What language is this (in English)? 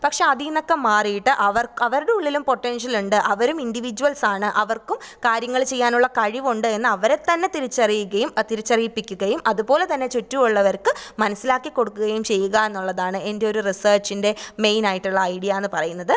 Malayalam